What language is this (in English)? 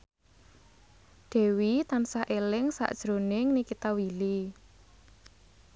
Javanese